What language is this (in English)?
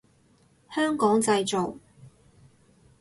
Cantonese